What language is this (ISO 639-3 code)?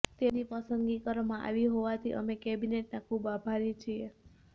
guj